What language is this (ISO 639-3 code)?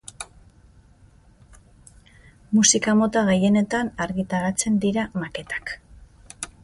eus